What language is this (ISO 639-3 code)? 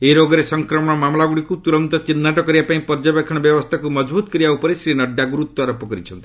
ori